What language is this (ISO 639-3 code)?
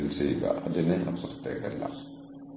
mal